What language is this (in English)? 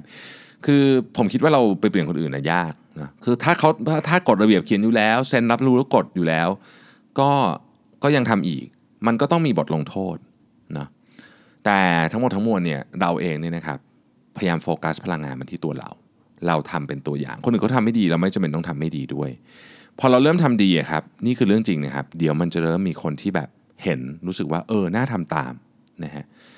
Thai